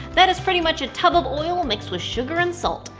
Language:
English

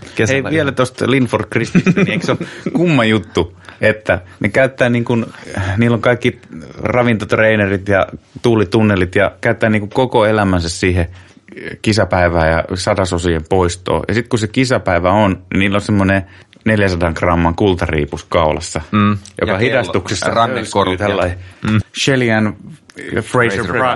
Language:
Finnish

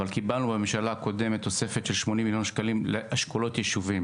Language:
Hebrew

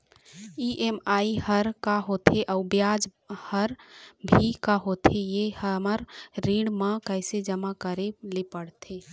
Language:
Chhattisgarhi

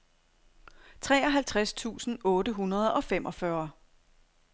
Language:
Danish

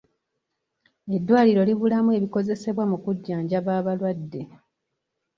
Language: Ganda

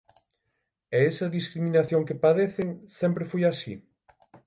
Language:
Galician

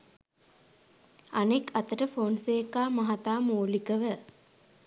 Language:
Sinhala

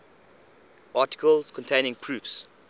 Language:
English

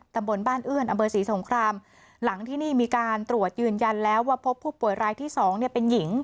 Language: Thai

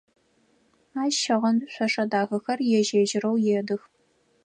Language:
Adyghe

